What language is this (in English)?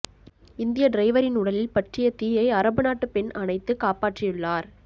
Tamil